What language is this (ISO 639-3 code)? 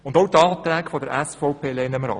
gsw